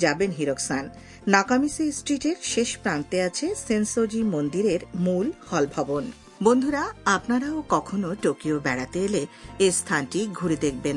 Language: Bangla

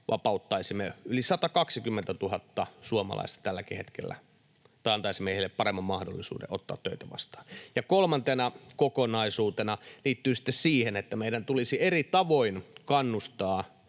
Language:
Finnish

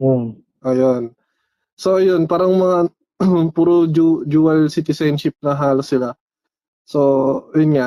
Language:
Filipino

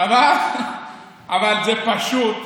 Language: Hebrew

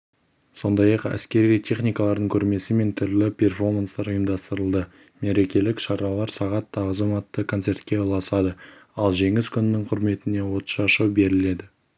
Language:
Kazakh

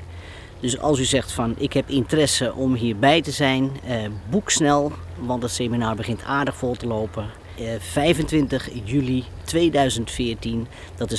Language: Dutch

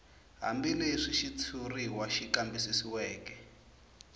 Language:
Tsonga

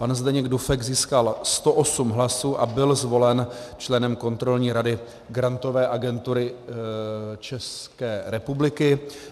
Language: Czech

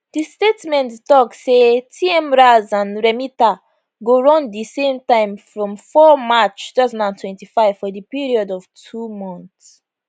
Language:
Nigerian Pidgin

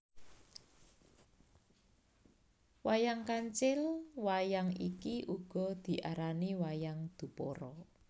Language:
Javanese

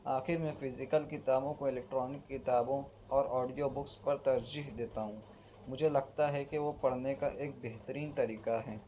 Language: Urdu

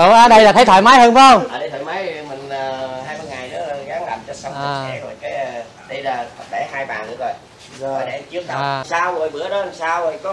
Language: Vietnamese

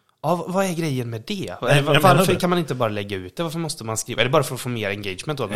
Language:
Swedish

